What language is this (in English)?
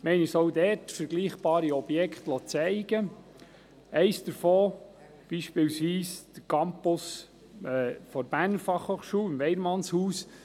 Swiss German